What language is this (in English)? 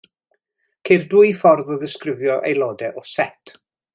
Welsh